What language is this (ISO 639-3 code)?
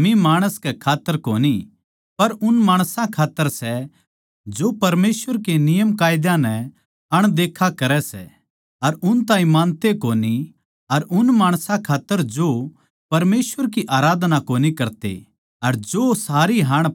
bgc